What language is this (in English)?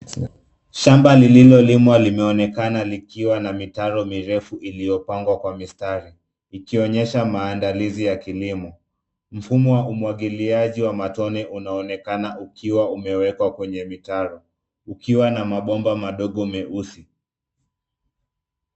Swahili